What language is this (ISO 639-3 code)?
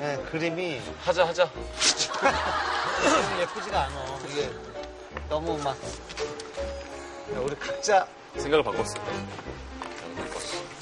kor